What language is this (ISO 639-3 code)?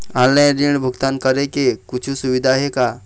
hne